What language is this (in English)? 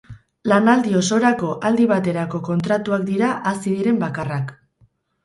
Basque